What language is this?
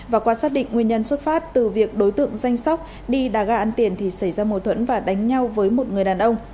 Vietnamese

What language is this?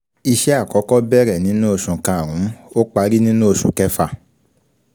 Yoruba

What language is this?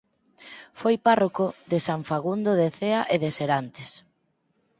Galician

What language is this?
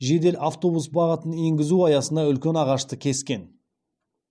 Kazakh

